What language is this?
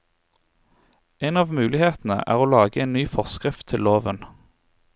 Norwegian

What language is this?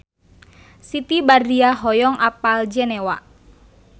Sundanese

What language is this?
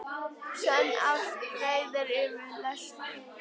Icelandic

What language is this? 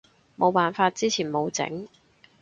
Cantonese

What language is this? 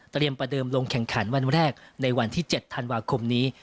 Thai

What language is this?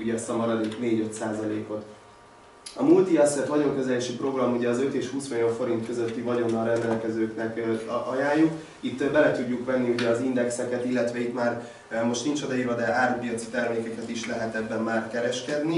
Hungarian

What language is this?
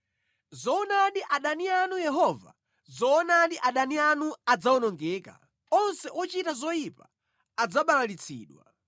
Nyanja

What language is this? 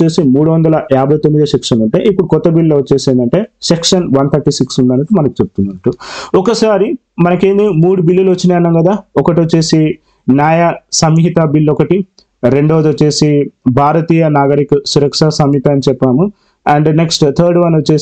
Telugu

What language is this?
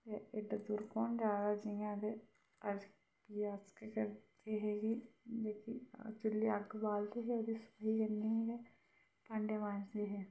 Dogri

